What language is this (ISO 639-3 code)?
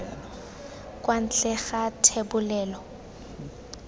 tsn